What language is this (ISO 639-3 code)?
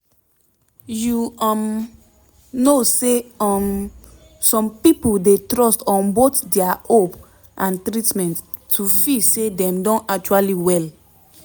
pcm